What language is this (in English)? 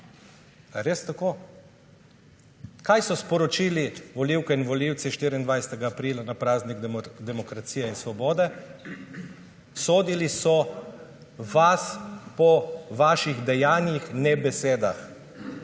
Slovenian